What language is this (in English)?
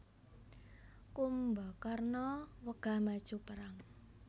Javanese